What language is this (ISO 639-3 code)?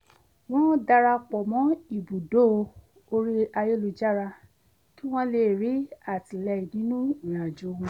yor